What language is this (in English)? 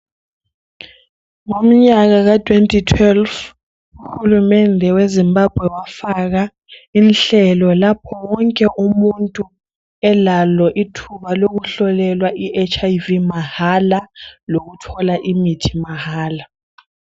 North Ndebele